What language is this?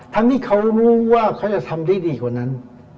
Thai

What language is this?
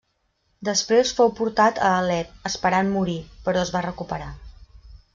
Catalan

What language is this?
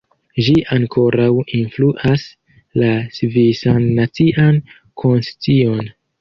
Esperanto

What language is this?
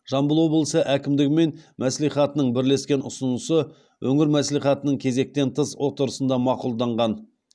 Kazakh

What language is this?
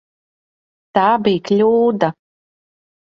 Latvian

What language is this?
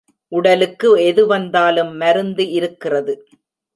Tamil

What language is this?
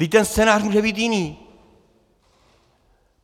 Czech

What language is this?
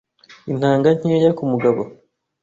Kinyarwanda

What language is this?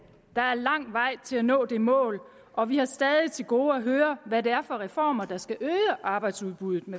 Danish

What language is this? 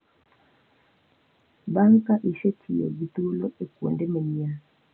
Luo (Kenya and Tanzania)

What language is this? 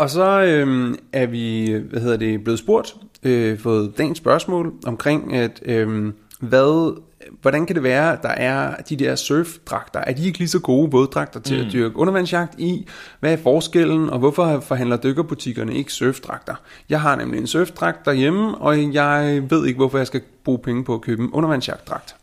Danish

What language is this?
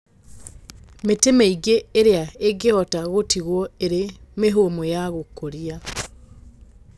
Kikuyu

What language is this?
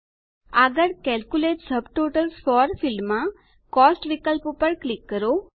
Gujarati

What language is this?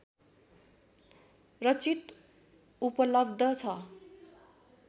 Nepali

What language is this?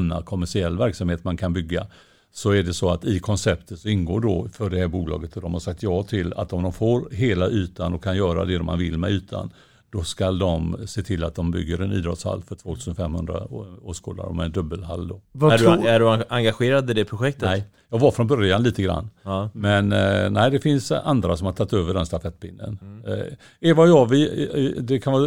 Swedish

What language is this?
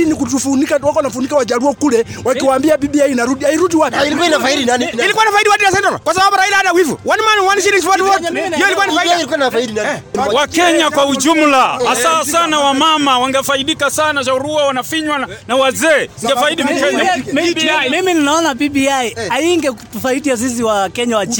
Swahili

